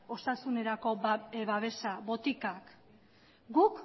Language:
Basque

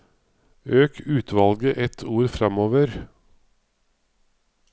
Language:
Norwegian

